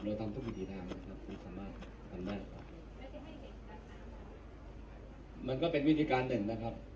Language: Thai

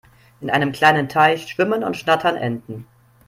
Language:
German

